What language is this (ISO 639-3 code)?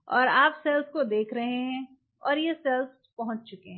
hin